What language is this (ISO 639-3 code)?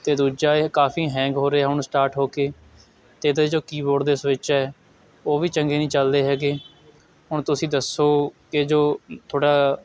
pan